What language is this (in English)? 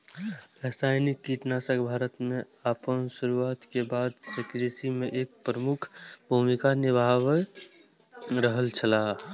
Maithili